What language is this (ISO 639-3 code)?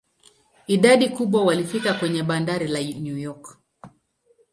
swa